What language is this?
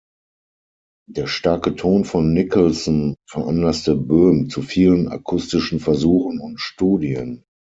German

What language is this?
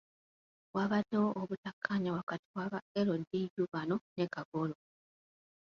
Ganda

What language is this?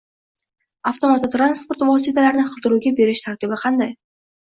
Uzbek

